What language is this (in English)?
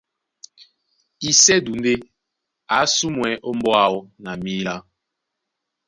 Duala